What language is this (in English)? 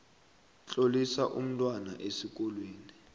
South Ndebele